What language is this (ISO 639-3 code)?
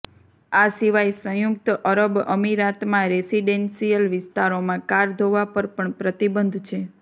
guj